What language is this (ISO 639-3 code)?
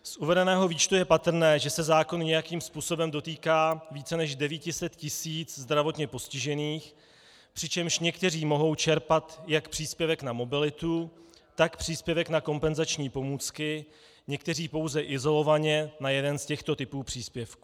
ces